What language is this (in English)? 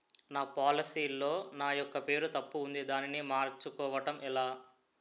Telugu